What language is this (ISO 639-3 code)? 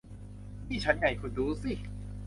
tha